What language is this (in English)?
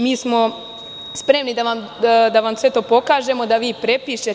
Serbian